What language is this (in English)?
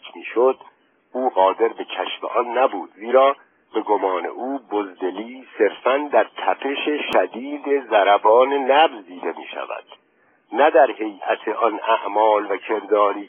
Persian